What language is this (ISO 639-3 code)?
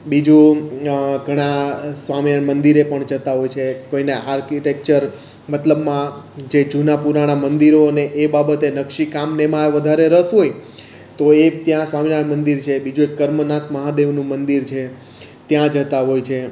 guj